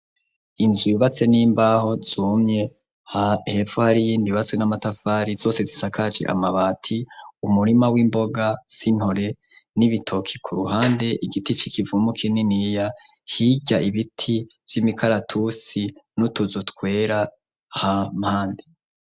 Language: Rundi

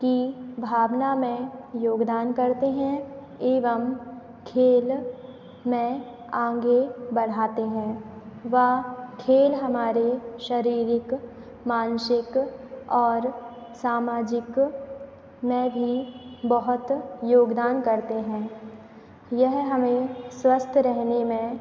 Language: Hindi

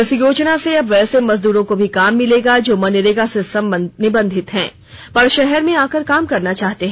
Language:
Hindi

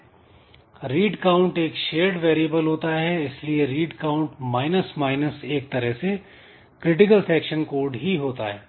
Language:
Hindi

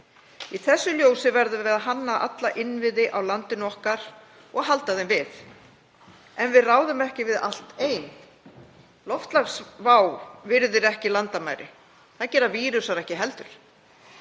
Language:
Icelandic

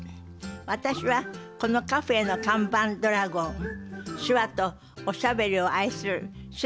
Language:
Japanese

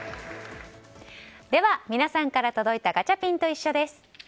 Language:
Japanese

